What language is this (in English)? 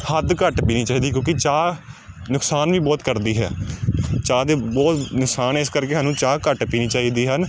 Punjabi